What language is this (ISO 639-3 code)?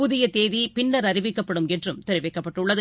tam